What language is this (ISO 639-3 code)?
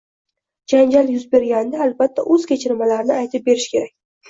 uzb